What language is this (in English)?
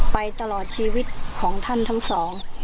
Thai